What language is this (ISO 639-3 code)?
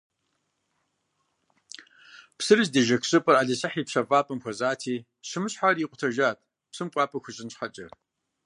kbd